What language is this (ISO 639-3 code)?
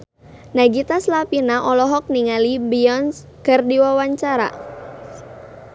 sun